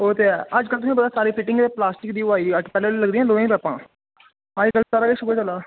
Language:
Dogri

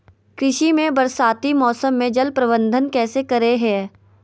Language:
Magahi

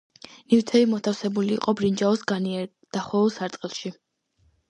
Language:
Georgian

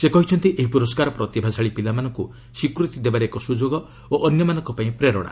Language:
Odia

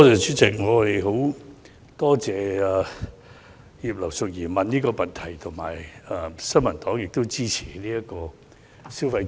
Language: Cantonese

